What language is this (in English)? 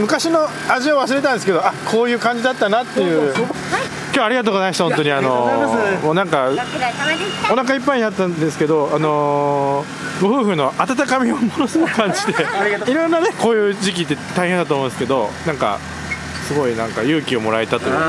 Japanese